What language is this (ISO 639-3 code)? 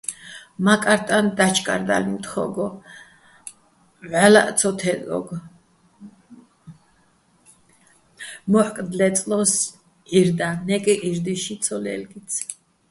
bbl